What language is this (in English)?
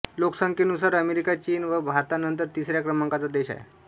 Marathi